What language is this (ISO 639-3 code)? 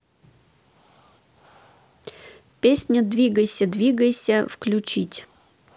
rus